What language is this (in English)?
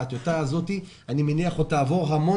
Hebrew